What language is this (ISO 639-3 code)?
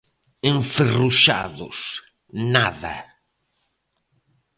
glg